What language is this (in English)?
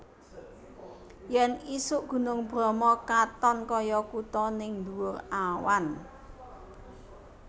Javanese